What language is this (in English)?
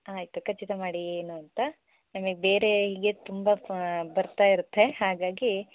Kannada